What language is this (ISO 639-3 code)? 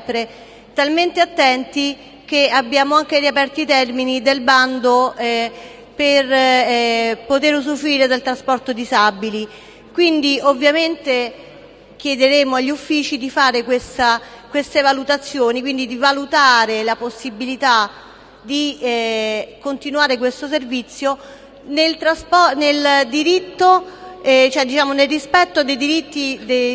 ita